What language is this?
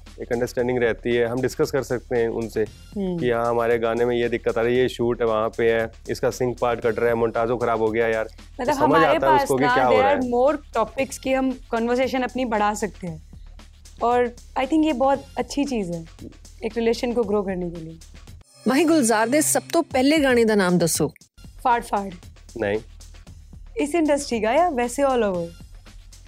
Punjabi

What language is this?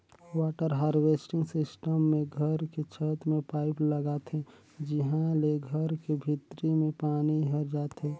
Chhattisgarhi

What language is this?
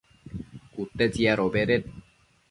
Matsés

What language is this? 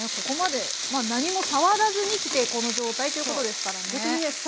Japanese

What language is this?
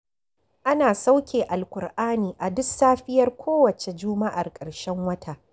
Hausa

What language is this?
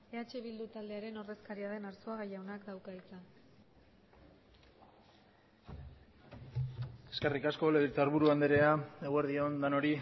Basque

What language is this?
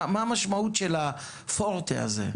Hebrew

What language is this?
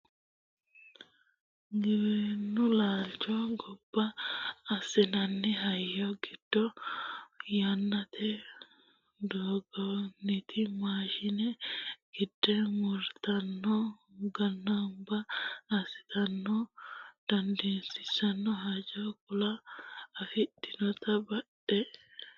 Sidamo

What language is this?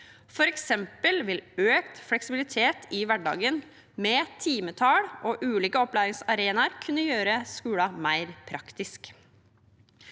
Norwegian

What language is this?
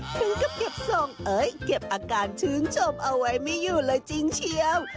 Thai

